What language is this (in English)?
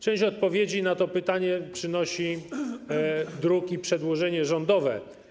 Polish